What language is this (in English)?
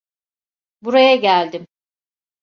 Turkish